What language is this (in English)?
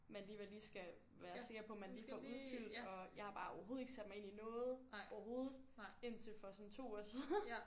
Danish